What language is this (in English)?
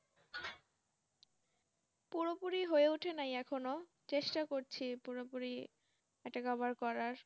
Bangla